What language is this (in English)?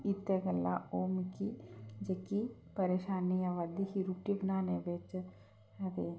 Dogri